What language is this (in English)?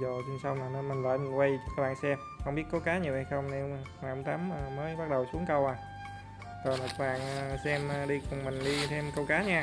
Vietnamese